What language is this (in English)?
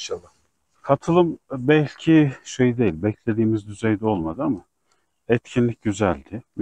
Turkish